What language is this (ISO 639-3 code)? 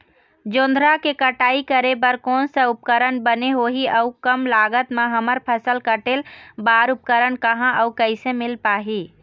hne